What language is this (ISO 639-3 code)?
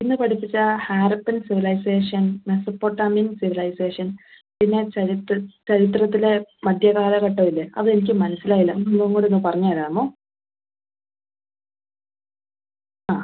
mal